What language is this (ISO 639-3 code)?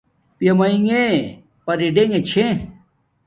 dmk